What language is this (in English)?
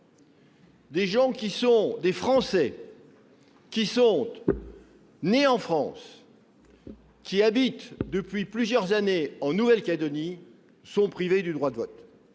French